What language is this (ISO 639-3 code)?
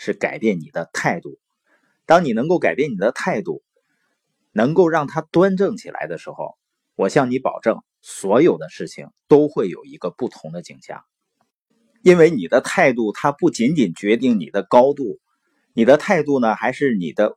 zho